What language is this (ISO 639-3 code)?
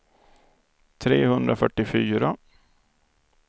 swe